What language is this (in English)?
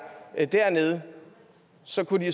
Danish